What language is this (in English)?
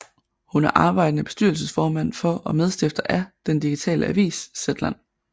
Danish